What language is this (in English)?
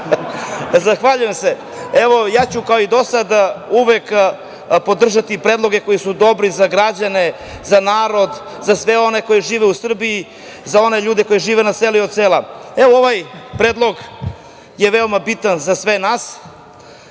Serbian